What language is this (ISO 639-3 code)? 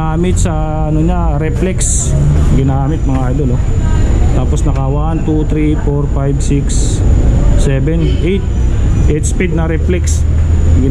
fil